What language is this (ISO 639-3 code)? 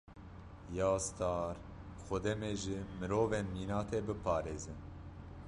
kur